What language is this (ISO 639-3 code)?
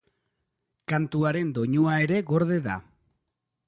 eus